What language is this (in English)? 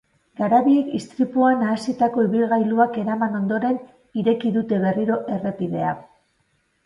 Basque